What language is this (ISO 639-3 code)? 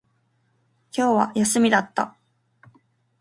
jpn